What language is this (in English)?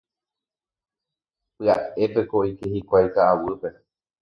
Guarani